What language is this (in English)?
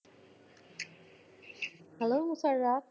Bangla